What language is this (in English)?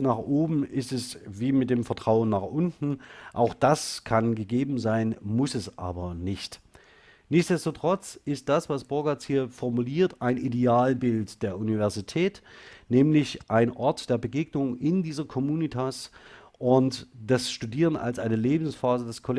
German